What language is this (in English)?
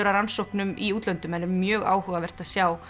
Icelandic